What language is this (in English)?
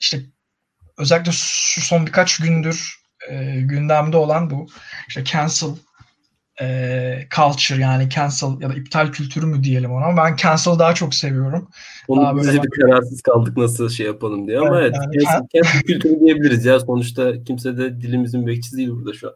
Turkish